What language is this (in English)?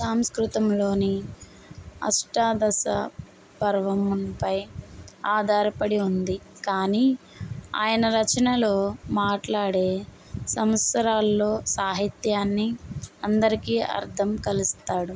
Telugu